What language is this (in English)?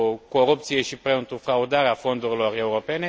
Romanian